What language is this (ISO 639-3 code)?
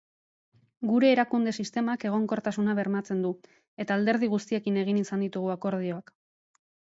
eus